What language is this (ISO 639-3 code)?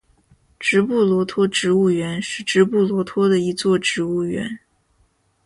zho